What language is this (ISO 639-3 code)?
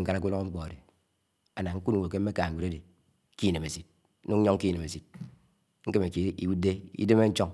anw